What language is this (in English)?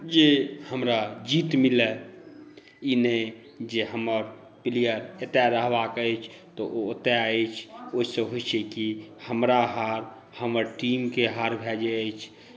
Maithili